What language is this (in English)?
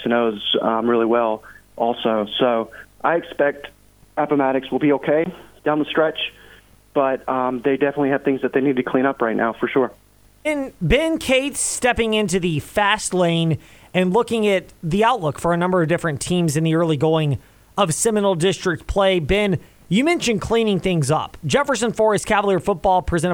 English